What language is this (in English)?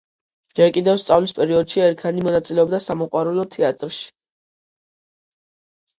Georgian